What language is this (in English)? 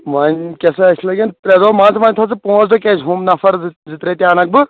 Kashmiri